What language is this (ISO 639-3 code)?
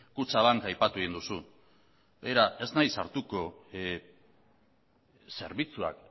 eus